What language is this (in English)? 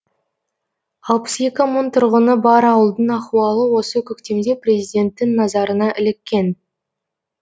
Kazakh